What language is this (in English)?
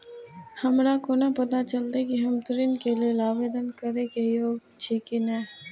Maithili